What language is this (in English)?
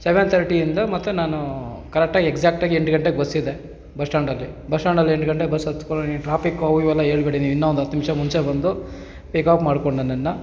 Kannada